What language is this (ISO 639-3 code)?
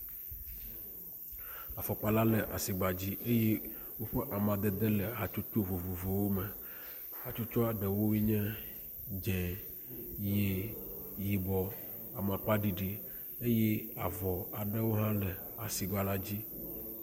ewe